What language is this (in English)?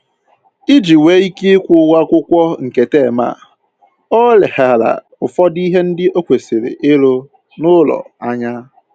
Igbo